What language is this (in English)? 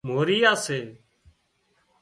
Wadiyara Koli